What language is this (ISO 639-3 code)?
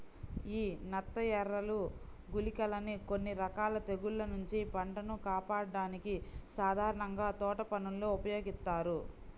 tel